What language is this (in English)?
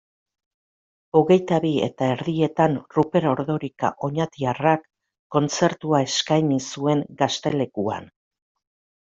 Basque